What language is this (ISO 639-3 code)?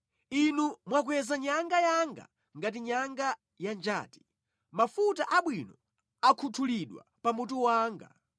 nya